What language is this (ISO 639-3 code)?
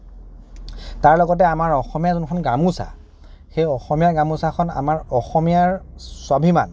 asm